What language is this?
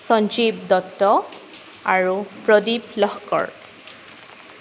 Assamese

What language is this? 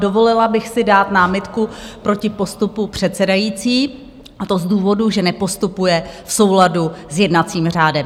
Czech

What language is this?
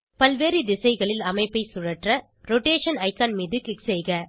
Tamil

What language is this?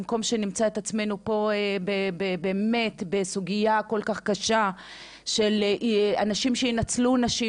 Hebrew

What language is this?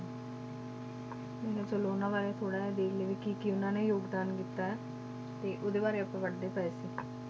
Punjabi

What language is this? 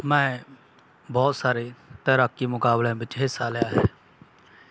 Punjabi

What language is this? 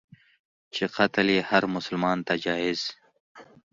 Pashto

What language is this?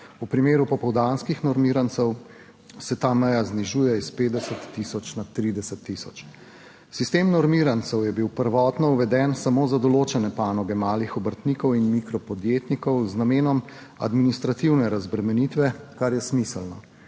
Slovenian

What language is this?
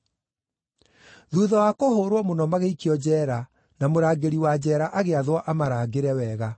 Kikuyu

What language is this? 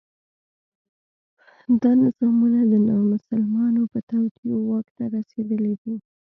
Pashto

